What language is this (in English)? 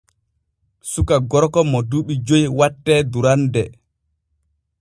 Borgu Fulfulde